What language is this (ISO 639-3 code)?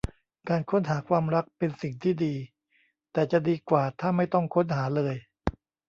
tha